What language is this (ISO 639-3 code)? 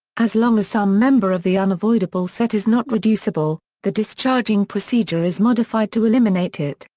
eng